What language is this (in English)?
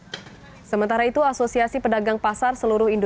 Indonesian